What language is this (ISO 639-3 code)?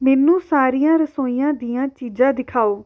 pan